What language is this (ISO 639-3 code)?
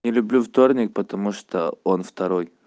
rus